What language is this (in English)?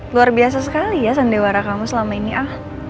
Indonesian